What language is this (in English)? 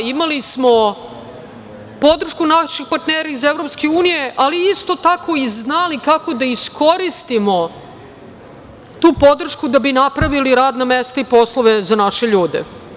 Serbian